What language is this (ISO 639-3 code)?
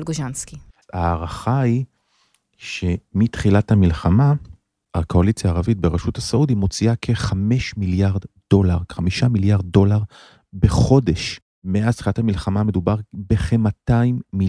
heb